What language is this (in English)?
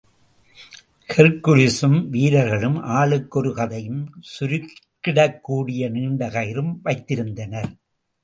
Tamil